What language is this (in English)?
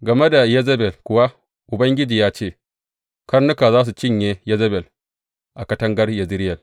Hausa